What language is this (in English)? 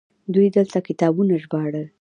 Pashto